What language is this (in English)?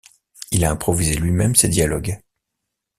French